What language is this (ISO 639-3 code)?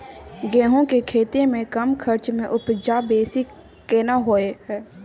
mai